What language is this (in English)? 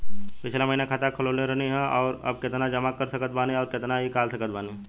Bhojpuri